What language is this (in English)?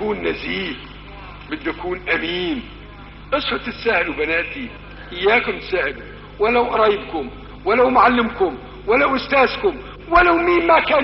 Arabic